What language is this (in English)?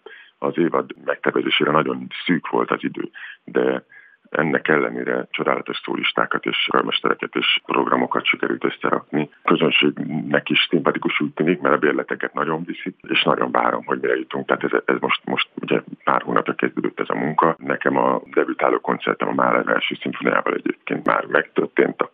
Hungarian